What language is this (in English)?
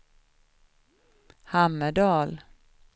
Swedish